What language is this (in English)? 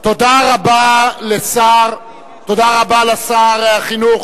Hebrew